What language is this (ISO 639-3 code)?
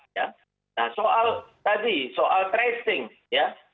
ind